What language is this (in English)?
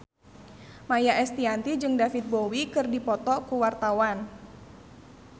Sundanese